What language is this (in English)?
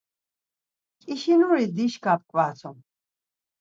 Laz